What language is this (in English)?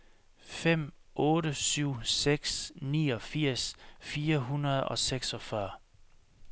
Danish